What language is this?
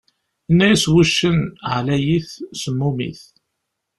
Kabyle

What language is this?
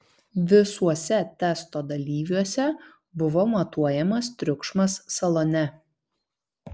Lithuanian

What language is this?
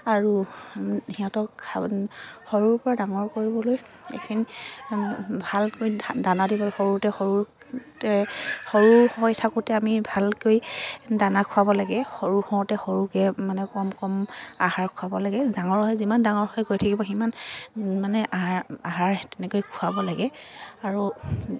Assamese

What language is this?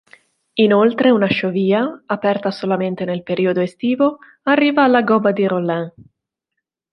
Italian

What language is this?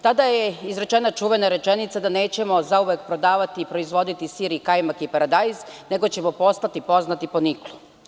Serbian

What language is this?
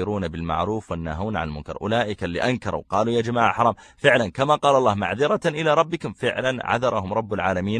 Arabic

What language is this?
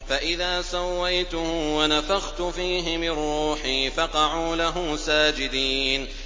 Arabic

